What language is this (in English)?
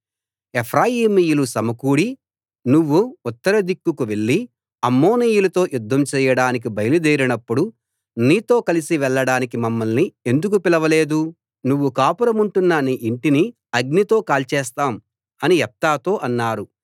Telugu